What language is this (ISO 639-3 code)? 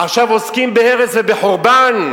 heb